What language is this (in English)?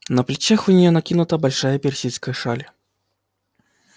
Russian